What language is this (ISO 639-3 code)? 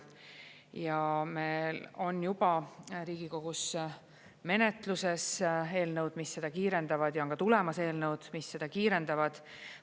est